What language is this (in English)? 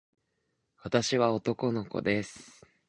Japanese